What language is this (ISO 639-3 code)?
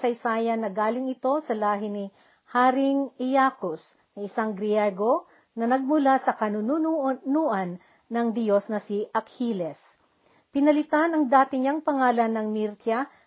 fil